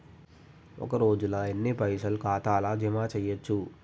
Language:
Telugu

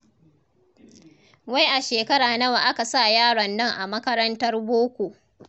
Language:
Hausa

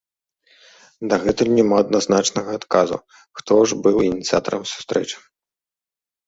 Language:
Belarusian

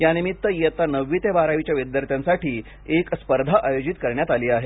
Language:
Marathi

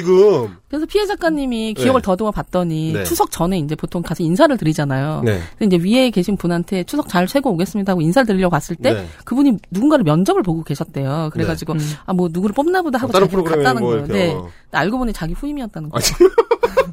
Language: Korean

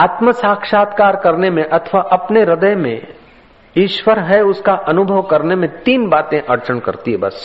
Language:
Hindi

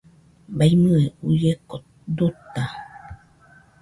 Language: Nüpode Huitoto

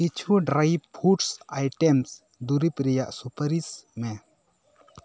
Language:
Santali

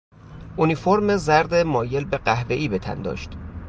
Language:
Persian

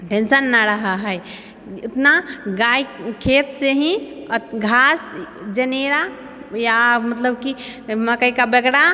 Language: Maithili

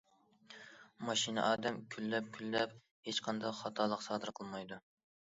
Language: Uyghur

